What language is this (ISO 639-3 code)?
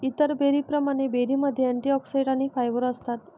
mar